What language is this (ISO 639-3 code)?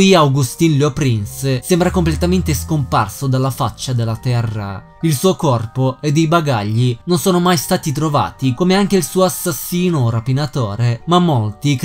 ita